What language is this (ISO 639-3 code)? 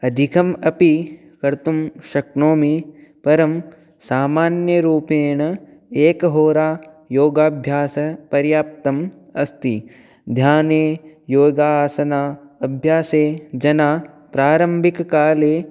san